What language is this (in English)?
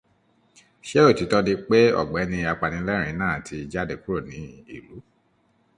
Yoruba